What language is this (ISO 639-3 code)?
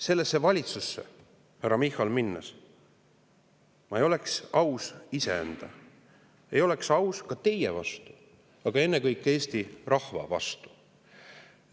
est